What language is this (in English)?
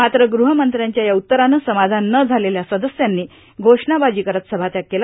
Marathi